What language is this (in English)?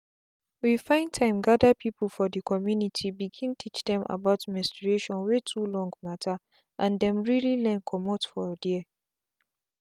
Nigerian Pidgin